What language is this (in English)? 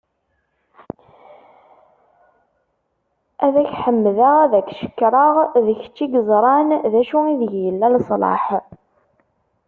Kabyle